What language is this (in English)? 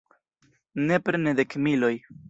Esperanto